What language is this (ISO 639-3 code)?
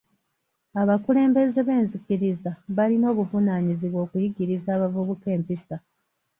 lug